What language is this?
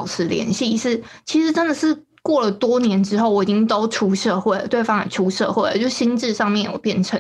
Chinese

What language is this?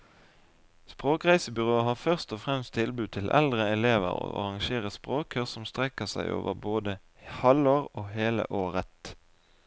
Norwegian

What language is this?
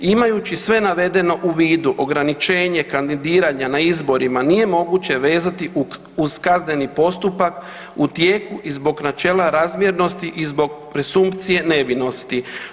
Croatian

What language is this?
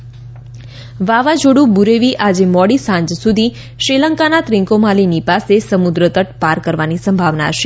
Gujarati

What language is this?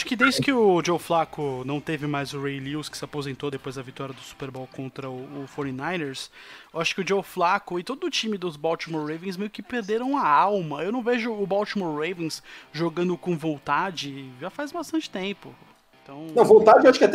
Portuguese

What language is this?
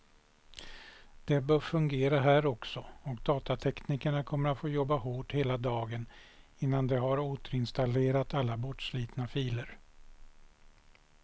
Swedish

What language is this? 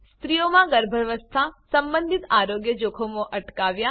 Gujarati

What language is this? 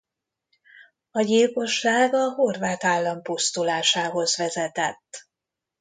Hungarian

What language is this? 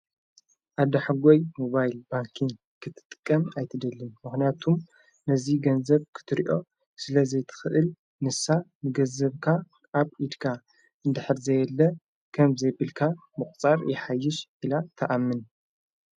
Tigrinya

